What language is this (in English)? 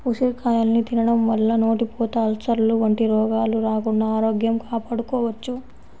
Telugu